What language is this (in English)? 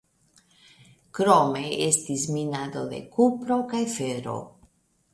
Esperanto